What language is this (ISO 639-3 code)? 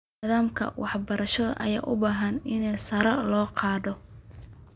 som